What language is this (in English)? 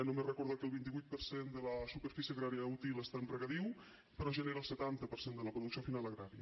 Catalan